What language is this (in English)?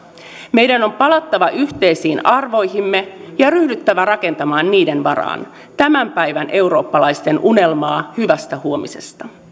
Finnish